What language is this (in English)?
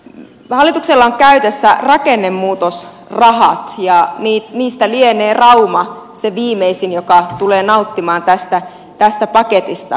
Finnish